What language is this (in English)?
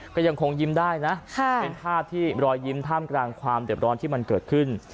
Thai